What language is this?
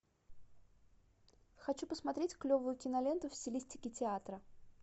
Russian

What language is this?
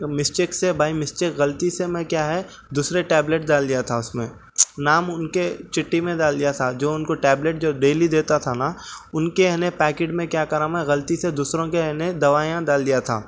Urdu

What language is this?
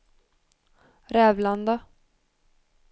Swedish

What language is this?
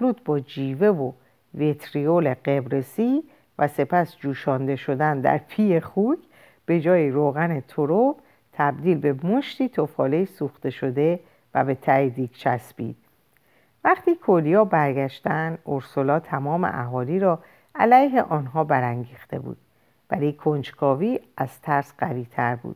Persian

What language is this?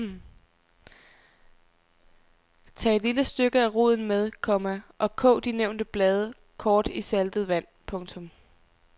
Danish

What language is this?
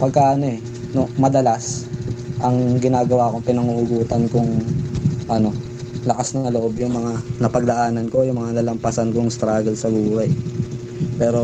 Filipino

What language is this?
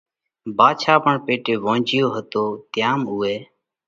Parkari Koli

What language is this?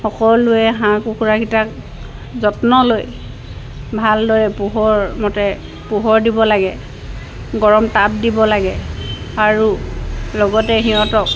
Assamese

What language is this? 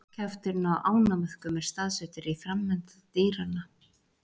Icelandic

